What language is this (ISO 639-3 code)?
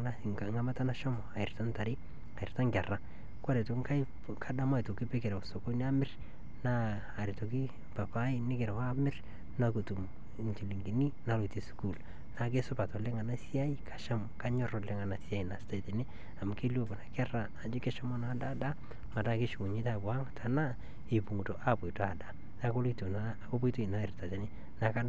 mas